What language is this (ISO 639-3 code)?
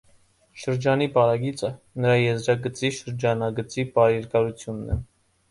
hye